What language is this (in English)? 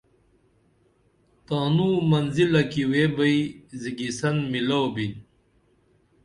Dameli